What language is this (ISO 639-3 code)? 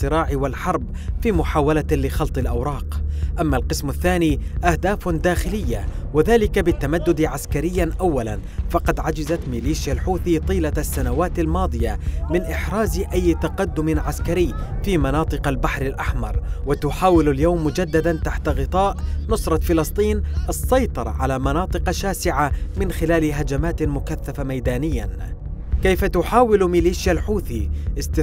ara